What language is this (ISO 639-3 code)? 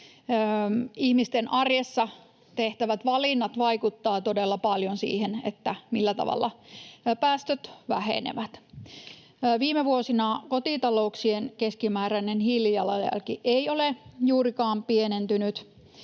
fin